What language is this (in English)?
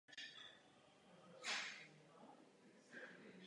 Czech